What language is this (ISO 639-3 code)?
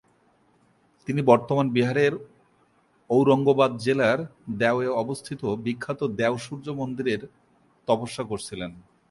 ben